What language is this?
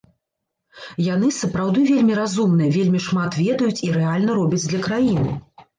Belarusian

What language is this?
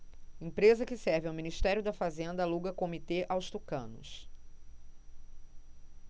Portuguese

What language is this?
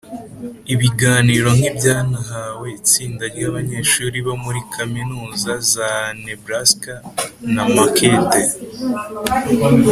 Kinyarwanda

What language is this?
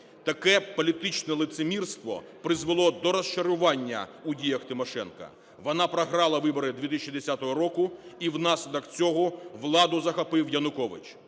Ukrainian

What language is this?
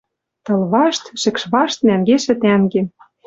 Western Mari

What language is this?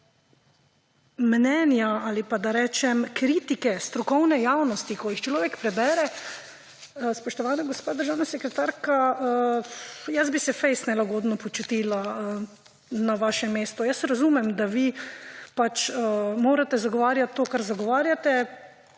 Slovenian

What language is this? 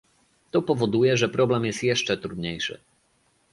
Polish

